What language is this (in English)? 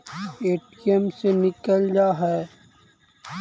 Magahi